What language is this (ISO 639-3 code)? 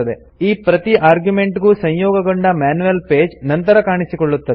kan